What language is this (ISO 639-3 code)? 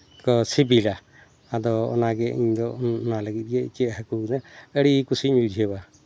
sat